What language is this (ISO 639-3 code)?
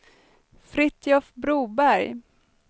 swe